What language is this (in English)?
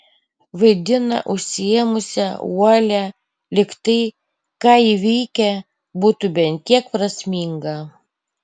Lithuanian